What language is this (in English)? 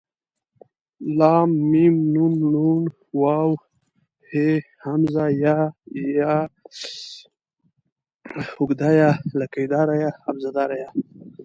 Pashto